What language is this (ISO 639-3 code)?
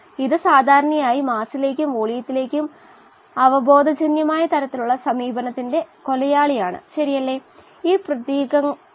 mal